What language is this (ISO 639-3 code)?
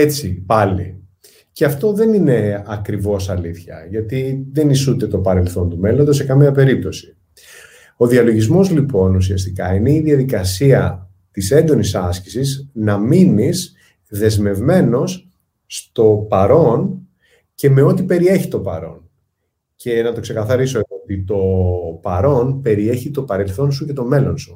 ell